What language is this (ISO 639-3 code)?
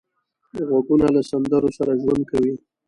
pus